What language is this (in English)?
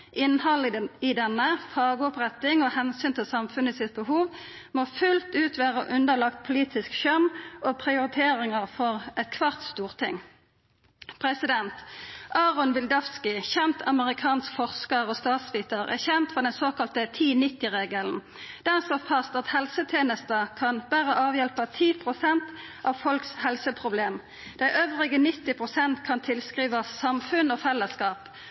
Norwegian Nynorsk